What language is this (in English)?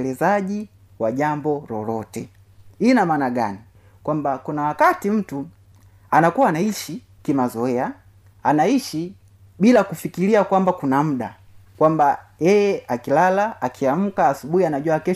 Swahili